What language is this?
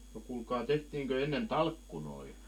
Finnish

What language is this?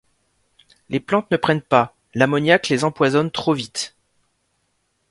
French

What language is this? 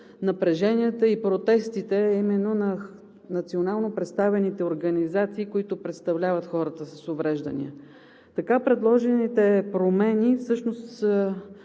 Bulgarian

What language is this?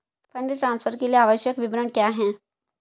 Hindi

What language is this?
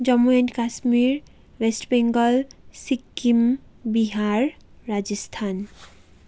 Nepali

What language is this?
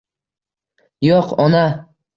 Uzbek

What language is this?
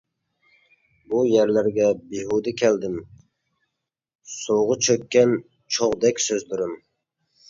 Uyghur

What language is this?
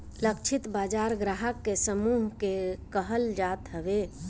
Bhojpuri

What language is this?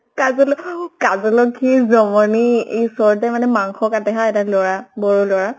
Assamese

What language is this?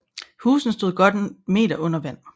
Danish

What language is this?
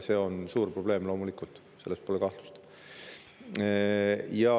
Estonian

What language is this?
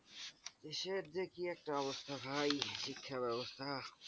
Bangla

